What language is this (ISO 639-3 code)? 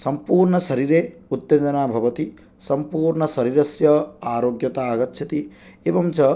san